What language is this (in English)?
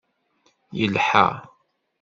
Kabyle